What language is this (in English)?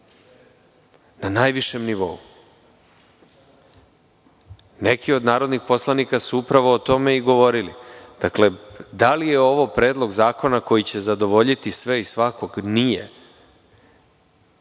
Serbian